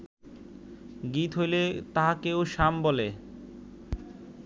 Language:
Bangla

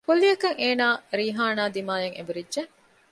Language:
Divehi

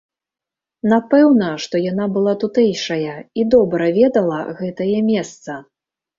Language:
Belarusian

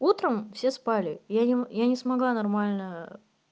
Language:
Russian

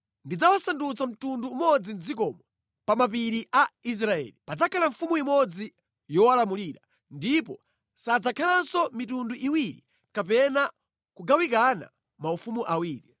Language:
Nyanja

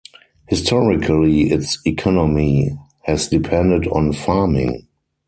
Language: English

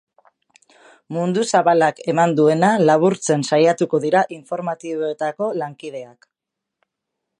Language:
Basque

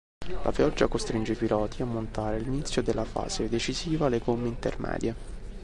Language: Italian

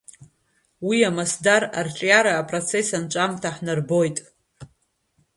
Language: Abkhazian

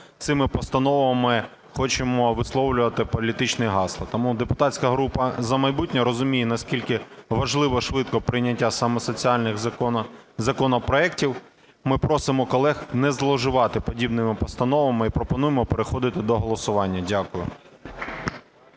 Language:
Ukrainian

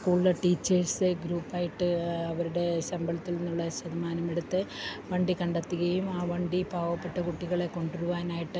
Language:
Malayalam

